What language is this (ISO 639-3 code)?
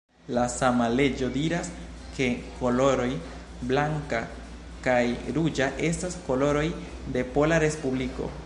epo